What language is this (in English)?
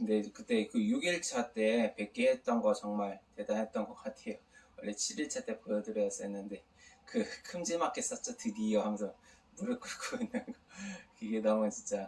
Korean